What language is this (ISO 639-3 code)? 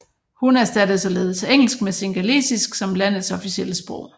dan